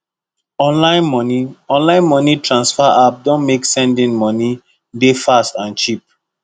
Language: Nigerian Pidgin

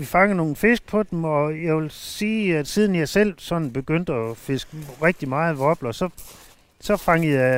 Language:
Danish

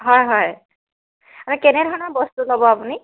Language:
Assamese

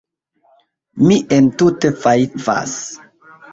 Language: Esperanto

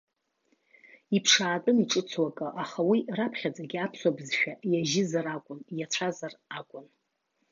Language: Abkhazian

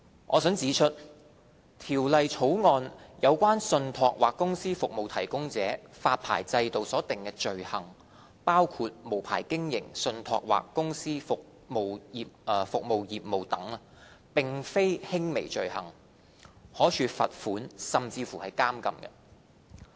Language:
Cantonese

